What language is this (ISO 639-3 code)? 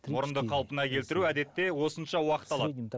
kaz